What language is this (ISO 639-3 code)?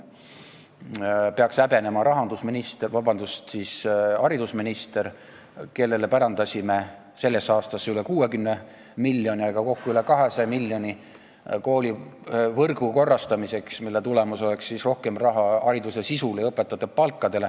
est